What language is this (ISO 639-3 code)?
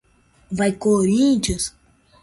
por